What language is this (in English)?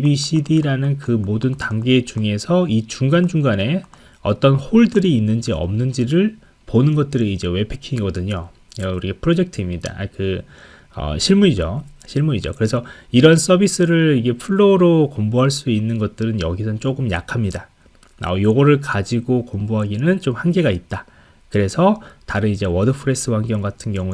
Korean